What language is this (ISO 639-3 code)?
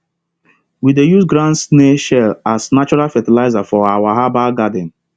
pcm